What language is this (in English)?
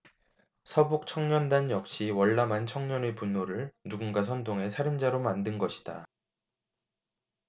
Korean